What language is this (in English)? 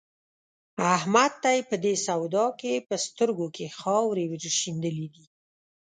Pashto